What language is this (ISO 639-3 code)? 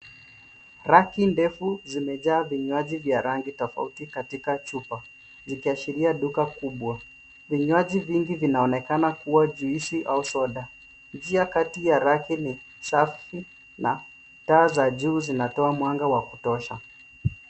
swa